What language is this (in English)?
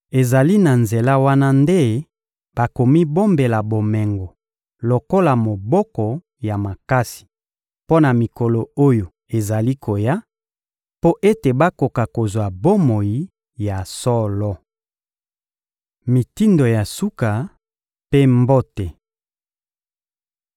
Lingala